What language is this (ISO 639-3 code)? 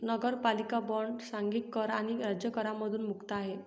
mar